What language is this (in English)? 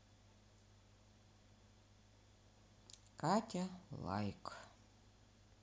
Russian